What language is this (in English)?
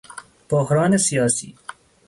Persian